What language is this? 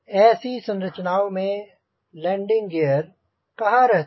Hindi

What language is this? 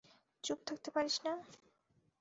Bangla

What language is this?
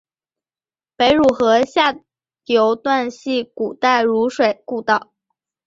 Chinese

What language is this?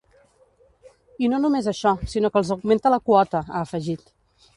Catalan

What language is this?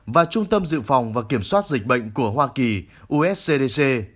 Vietnamese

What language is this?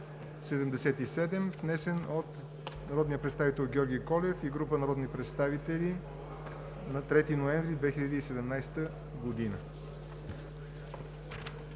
Bulgarian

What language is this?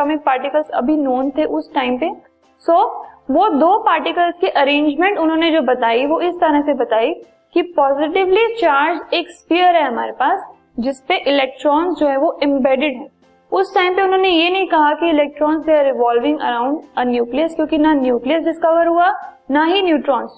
Hindi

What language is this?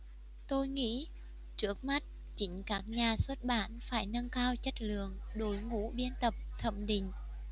Vietnamese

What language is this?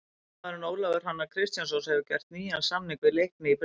Icelandic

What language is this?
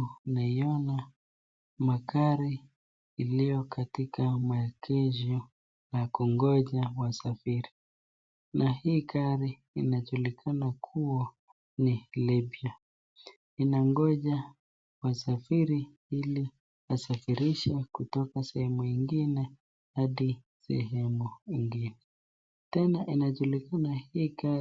Swahili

